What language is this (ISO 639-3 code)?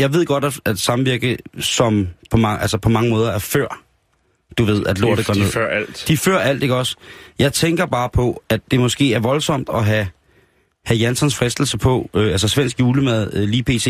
dan